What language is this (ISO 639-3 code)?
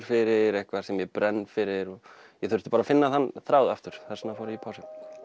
isl